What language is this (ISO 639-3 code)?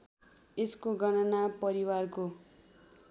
nep